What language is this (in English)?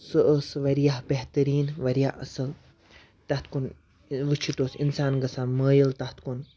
Kashmiri